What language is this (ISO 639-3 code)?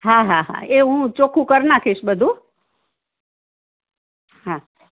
guj